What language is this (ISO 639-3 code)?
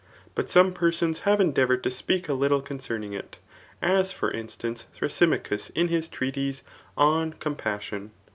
eng